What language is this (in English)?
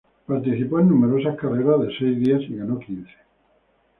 Spanish